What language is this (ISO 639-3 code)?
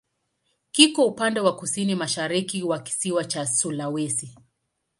swa